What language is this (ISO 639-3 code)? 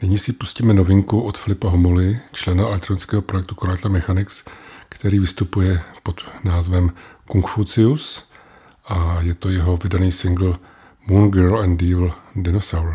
ces